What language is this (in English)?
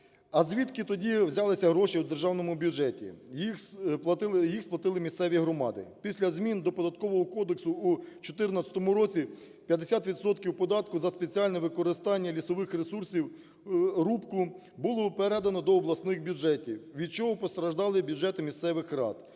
Ukrainian